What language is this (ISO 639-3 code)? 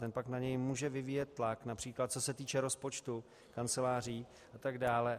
ces